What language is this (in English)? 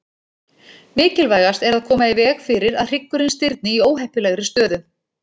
Icelandic